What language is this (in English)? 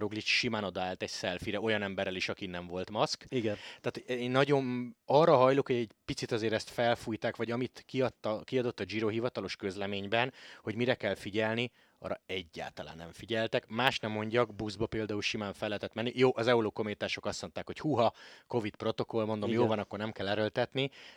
Hungarian